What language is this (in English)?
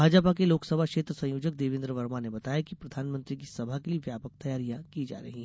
Hindi